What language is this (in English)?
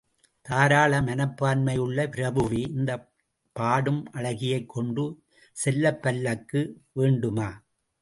Tamil